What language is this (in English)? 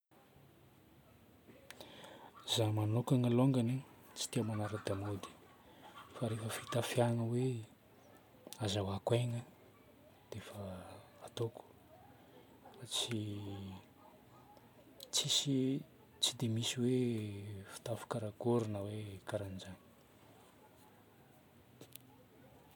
Northern Betsimisaraka Malagasy